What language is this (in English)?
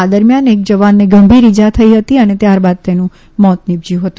Gujarati